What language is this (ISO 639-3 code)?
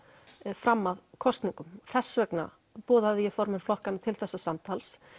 isl